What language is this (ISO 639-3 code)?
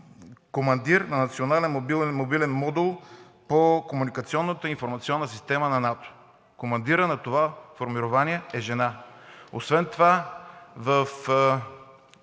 bul